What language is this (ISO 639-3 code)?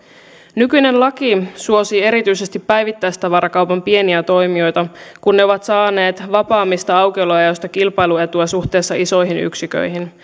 fin